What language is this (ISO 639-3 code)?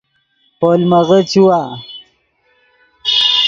ydg